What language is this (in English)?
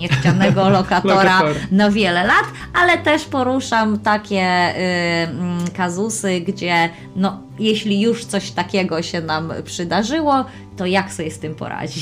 Polish